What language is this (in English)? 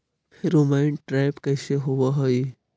Magahi